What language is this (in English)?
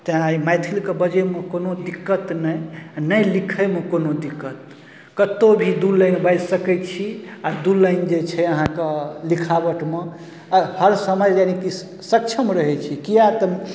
Maithili